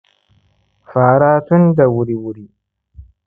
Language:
Hausa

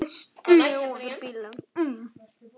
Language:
Icelandic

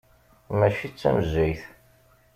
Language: Kabyle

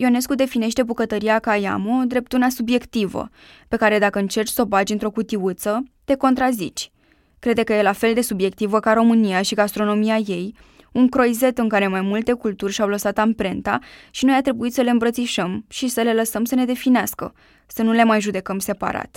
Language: Romanian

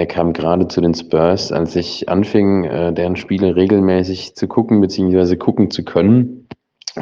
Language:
German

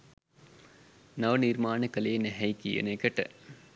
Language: Sinhala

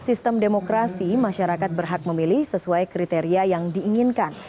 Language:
Indonesian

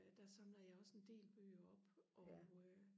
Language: Danish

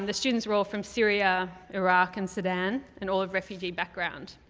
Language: English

